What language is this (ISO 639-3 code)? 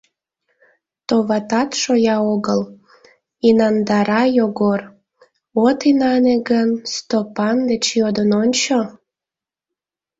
chm